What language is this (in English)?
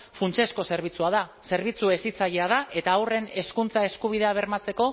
Basque